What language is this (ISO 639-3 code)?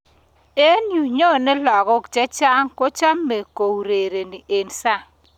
kln